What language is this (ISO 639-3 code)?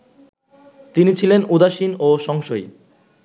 ben